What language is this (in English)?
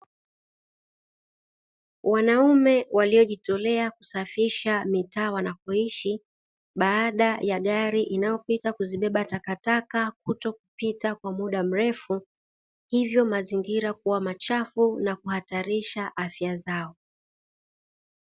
Swahili